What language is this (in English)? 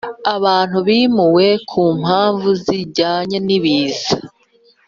Kinyarwanda